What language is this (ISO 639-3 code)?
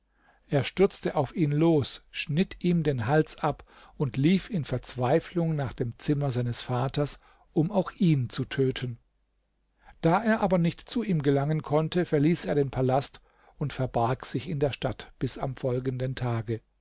deu